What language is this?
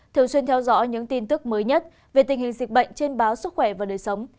Vietnamese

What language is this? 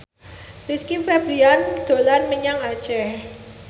Javanese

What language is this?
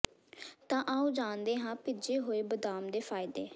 Punjabi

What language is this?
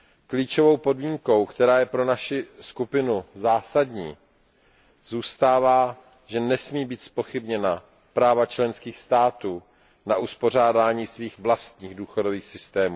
Czech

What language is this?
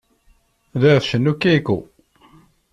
Kabyle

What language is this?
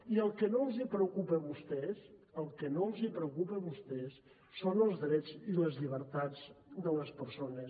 Catalan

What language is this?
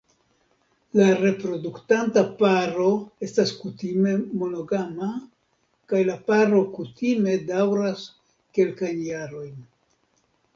Esperanto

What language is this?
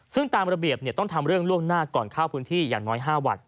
Thai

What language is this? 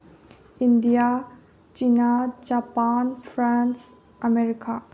Manipuri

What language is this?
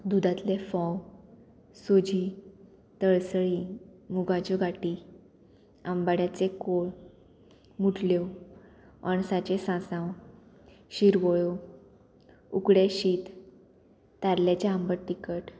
Konkani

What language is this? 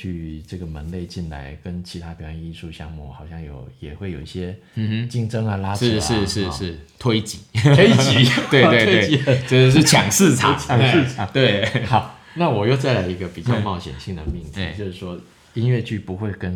Chinese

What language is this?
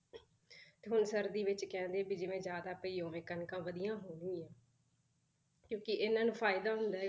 Punjabi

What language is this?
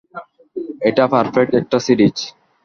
Bangla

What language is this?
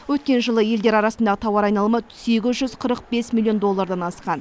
Kazakh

